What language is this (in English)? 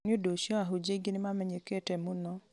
Kikuyu